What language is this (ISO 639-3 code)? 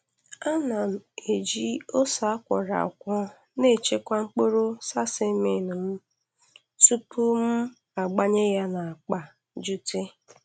ibo